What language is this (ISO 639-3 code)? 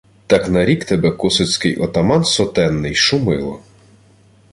ukr